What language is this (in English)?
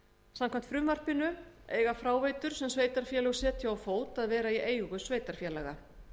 Icelandic